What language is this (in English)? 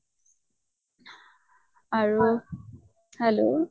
Assamese